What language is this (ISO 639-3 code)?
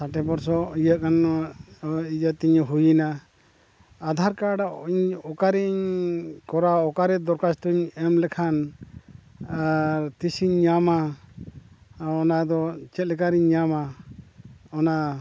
sat